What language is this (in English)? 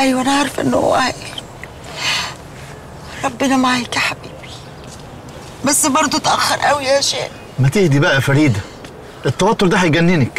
Arabic